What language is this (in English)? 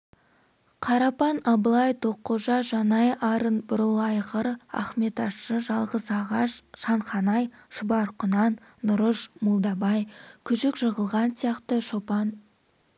Kazakh